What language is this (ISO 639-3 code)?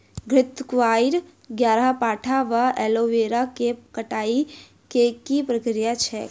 mai